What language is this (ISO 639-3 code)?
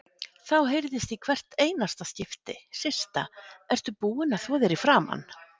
isl